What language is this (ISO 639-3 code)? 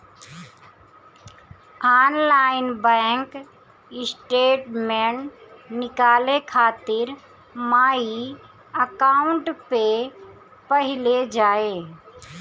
bho